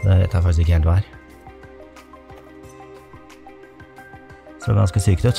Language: Norwegian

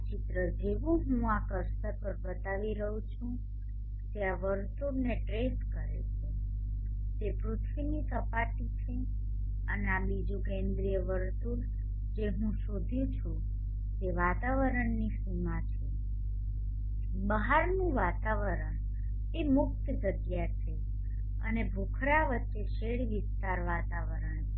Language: Gujarati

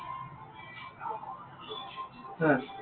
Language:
Assamese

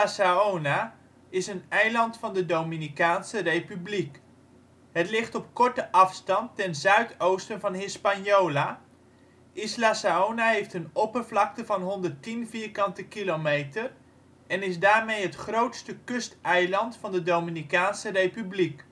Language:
Dutch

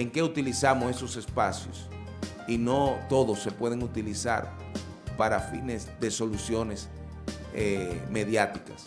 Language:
Spanish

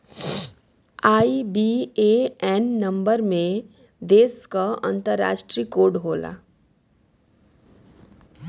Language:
Bhojpuri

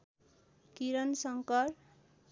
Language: Nepali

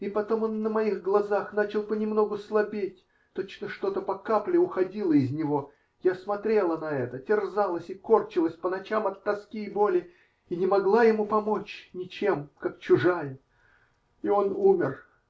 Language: Russian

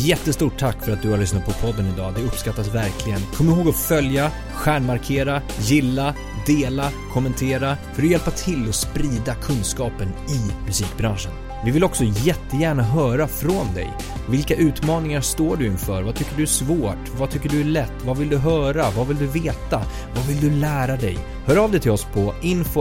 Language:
Swedish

